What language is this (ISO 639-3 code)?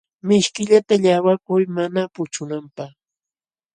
qxw